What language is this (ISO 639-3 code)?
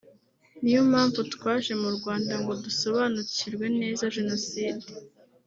kin